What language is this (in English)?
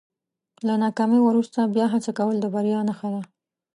Pashto